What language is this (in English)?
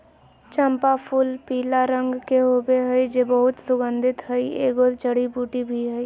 Magahi